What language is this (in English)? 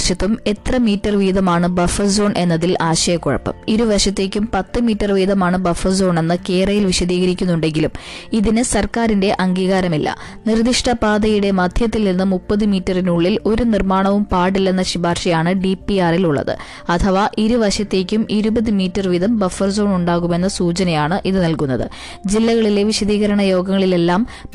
Malayalam